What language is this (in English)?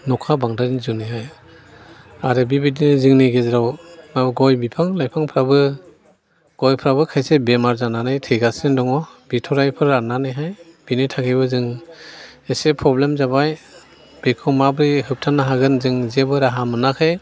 Bodo